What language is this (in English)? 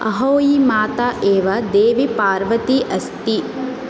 Sanskrit